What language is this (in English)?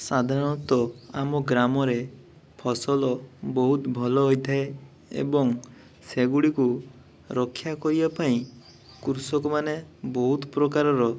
Odia